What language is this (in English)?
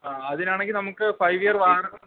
Malayalam